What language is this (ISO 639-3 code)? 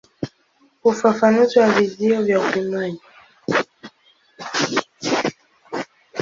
swa